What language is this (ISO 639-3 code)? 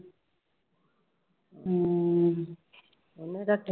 pan